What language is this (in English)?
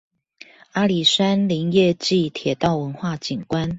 Chinese